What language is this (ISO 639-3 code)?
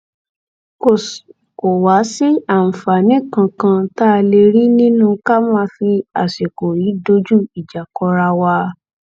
yor